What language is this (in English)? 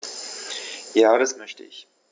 German